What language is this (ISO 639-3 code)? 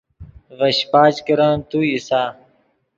ydg